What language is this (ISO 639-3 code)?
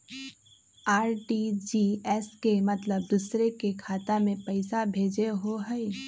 mag